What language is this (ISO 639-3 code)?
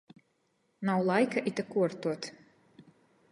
ltg